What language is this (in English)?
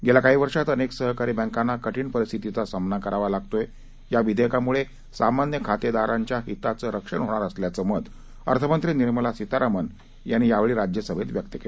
Marathi